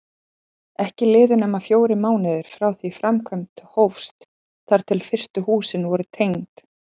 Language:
Icelandic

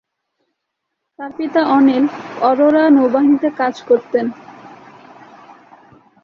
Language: Bangla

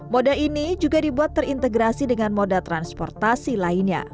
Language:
Indonesian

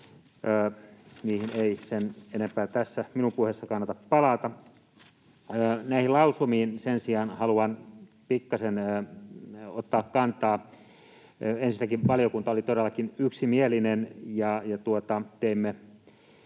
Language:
Finnish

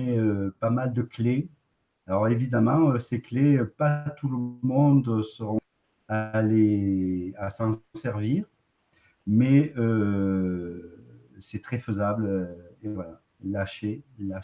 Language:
French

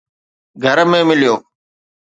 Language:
Sindhi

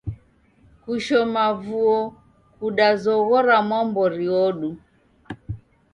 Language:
Taita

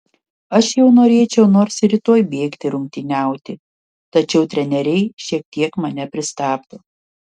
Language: Lithuanian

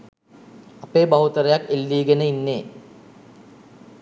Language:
Sinhala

